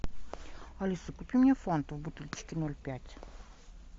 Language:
Russian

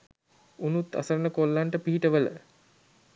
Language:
Sinhala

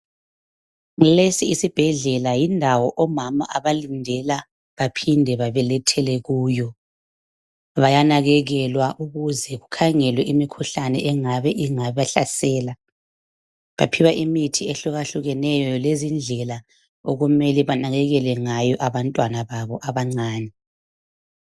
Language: North Ndebele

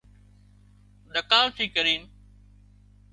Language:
Wadiyara Koli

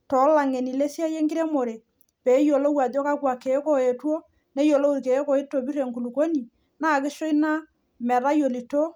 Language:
Masai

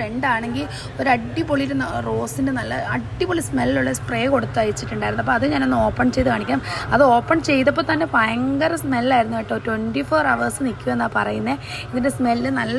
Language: Romanian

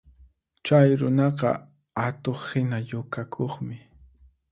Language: Puno Quechua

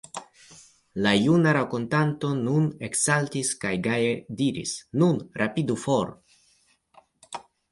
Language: Esperanto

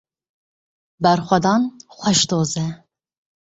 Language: Kurdish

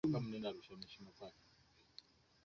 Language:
Swahili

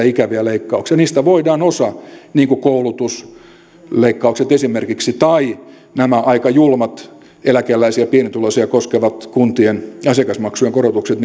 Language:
Finnish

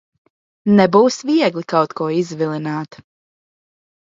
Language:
Latvian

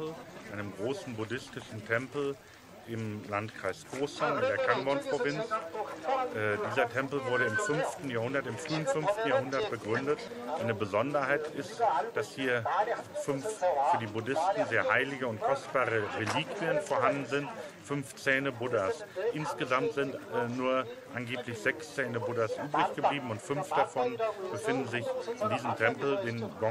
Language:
German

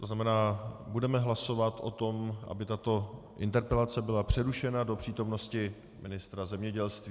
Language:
Czech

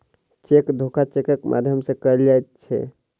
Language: Maithili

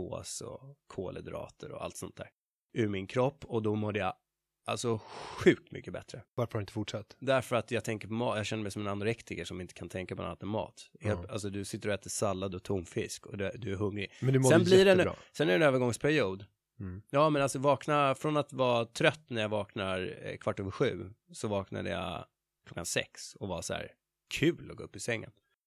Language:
Swedish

